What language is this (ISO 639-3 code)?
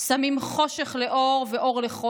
heb